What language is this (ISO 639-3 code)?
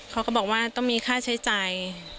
tha